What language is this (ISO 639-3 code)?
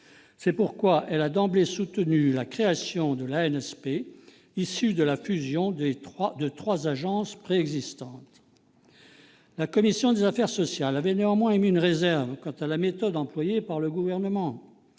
fra